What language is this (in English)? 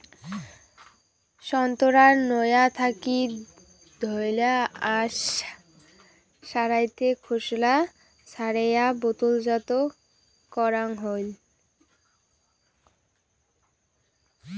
Bangla